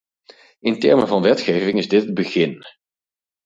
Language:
Dutch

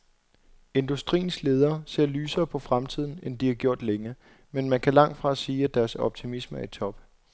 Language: Danish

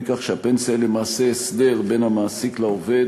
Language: Hebrew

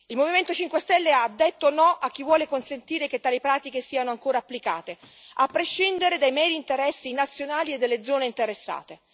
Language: Italian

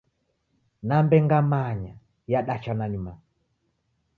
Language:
Taita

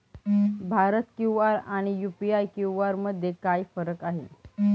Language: Marathi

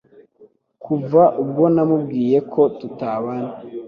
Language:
Kinyarwanda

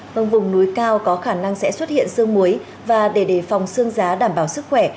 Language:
Vietnamese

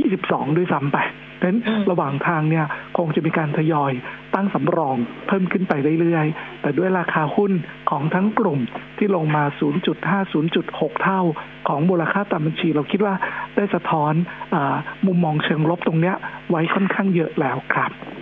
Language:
Thai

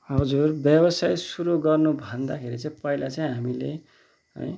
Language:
Nepali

